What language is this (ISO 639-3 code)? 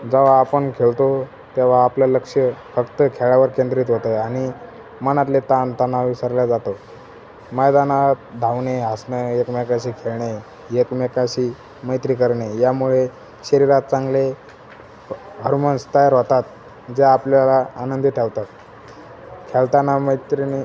mar